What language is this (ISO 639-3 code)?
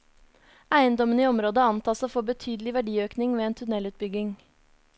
nor